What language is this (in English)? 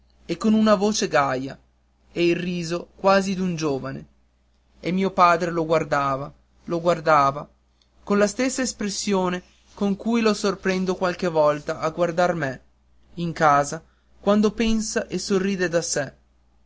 Italian